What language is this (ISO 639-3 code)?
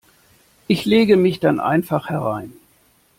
deu